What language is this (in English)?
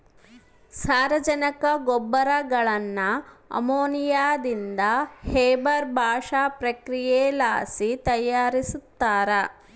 Kannada